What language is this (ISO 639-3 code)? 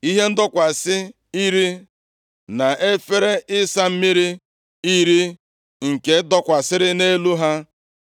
ibo